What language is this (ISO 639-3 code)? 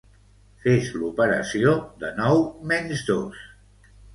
cat